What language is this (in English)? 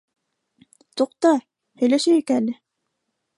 Bashkir